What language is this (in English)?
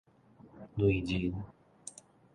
Min Nan Chinese